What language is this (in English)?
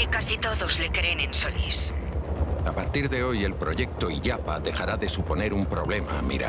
Spanish